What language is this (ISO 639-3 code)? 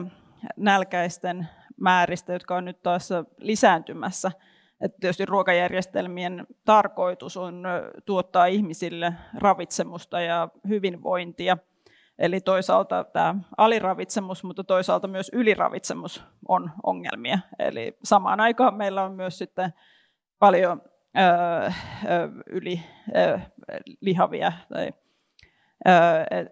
fin